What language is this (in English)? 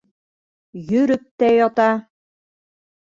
Bashkir